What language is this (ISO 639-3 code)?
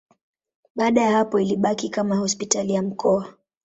swa